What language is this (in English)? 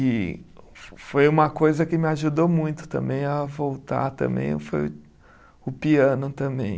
Portuguese